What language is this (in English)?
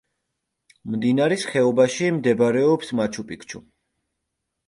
Georgian